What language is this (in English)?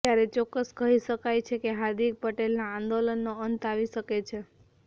Gujarati